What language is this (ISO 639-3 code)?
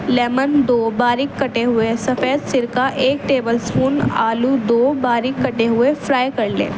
urd